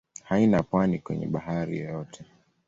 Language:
Swahili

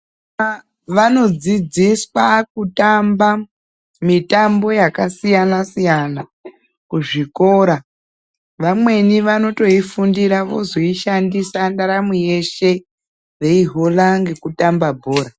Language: Ndau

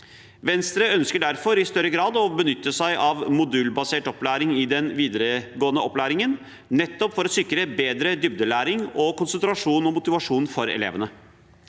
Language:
Norwegian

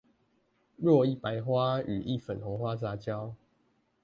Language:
Chinese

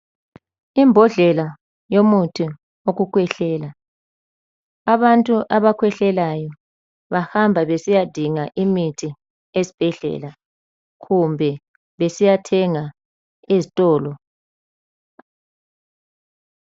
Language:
North Ndebele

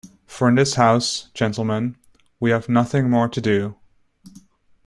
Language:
English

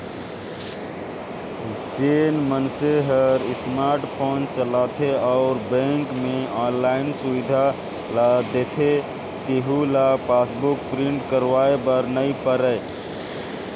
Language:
Chhattisgarhi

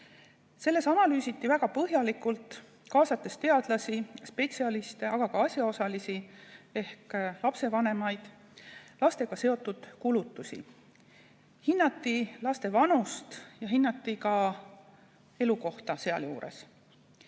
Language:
Estonian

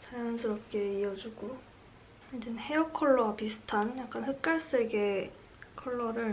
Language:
Korean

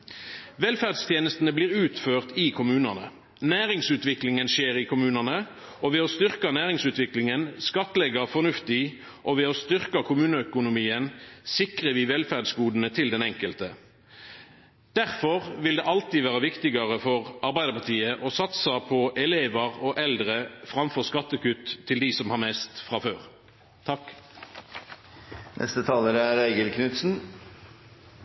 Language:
Norwegian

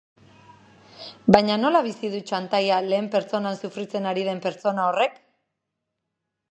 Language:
Basque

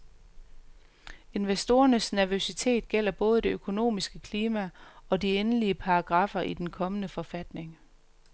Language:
Danish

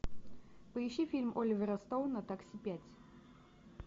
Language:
Russian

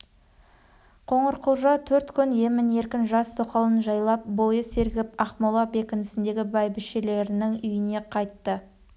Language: Kazakh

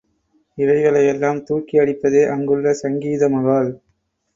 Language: Tamil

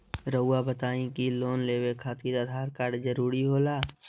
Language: Magahi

